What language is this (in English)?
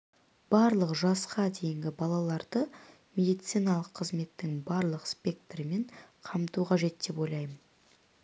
Kazakh